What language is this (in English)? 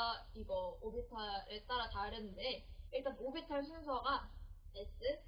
Korean